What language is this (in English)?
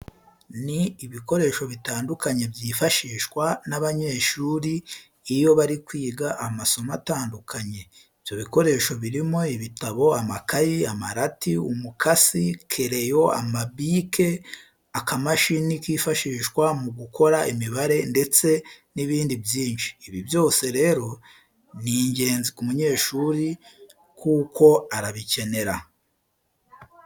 Kinyarwanda